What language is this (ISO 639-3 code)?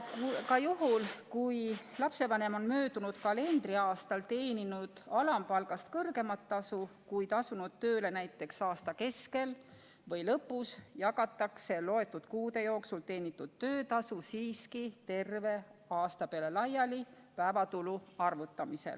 est